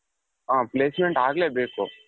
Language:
Kannada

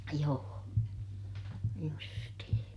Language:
Finnish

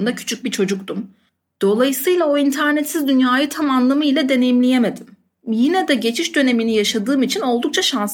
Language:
Turkish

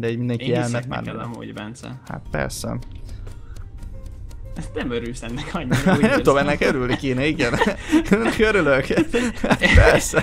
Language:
Hungarian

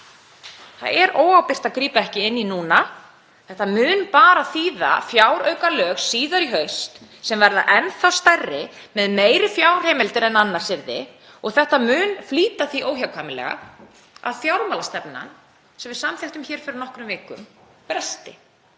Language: Icelandic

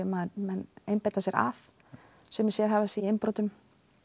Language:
Icelandic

